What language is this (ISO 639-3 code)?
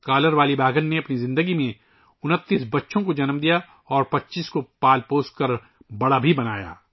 urd